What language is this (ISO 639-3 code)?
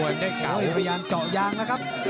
tha